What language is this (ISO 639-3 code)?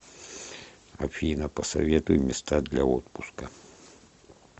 rus